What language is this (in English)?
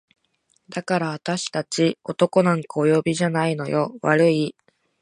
Japanese